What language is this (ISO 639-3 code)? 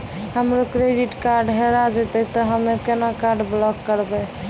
mai